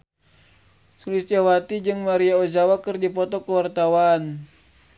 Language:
Sundanese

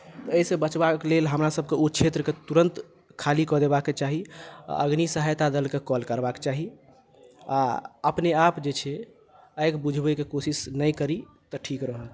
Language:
Maithili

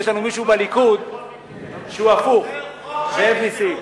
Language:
Hebrew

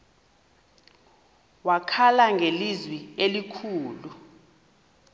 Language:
Xhosa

